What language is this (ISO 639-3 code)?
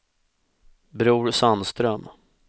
swe